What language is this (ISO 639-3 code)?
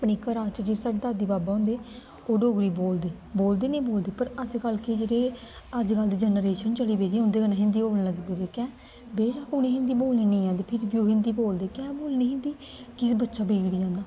doi